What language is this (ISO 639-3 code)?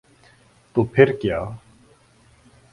urd